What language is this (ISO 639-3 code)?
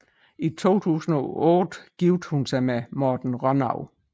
dan